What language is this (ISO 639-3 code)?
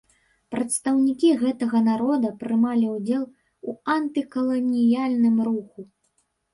bel